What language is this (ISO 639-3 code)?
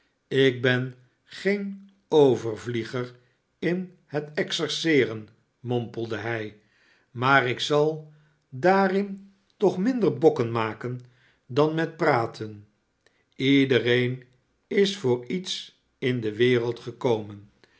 nld